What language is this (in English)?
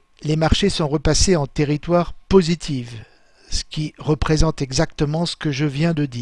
French